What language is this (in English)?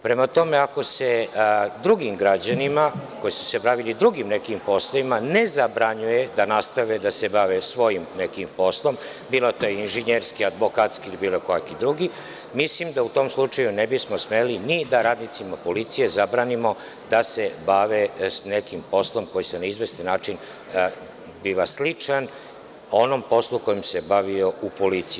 Serbian